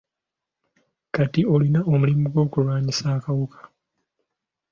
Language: Ganda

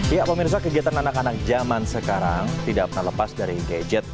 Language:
Indonesian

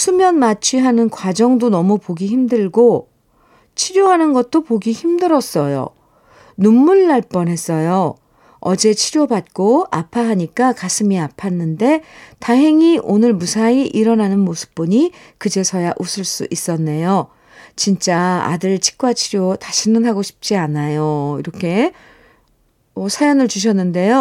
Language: Korean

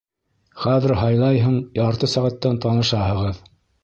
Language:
Bashkir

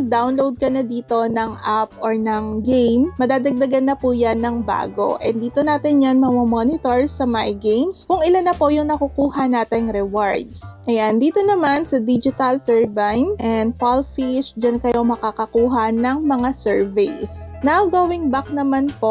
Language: Filipino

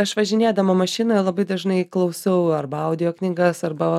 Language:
Lithuanian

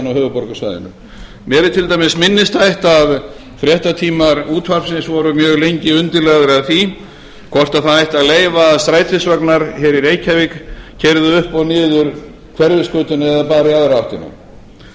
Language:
Icelandic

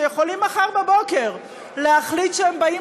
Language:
Hebrew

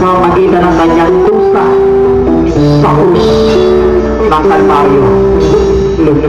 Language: Filipino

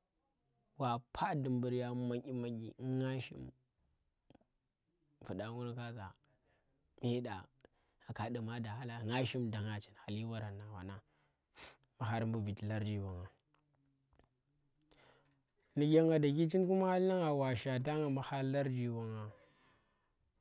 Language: Tera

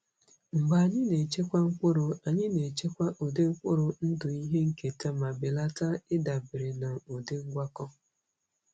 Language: Igbo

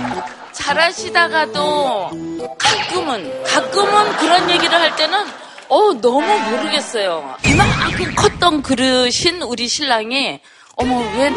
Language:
Korean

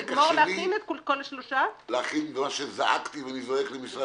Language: Hebrew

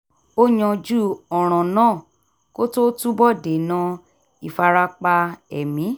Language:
Yoruba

